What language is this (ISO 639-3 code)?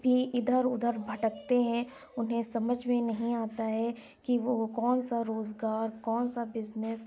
urd